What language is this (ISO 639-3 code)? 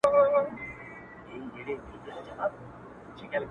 pus